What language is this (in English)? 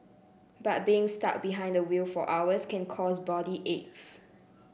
English